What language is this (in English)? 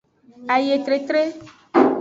Aja (Benin)